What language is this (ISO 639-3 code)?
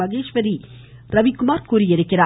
tam